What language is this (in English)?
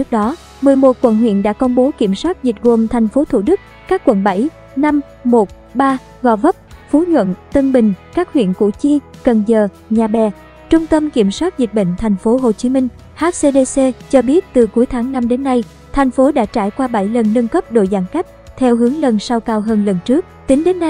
Vietnamese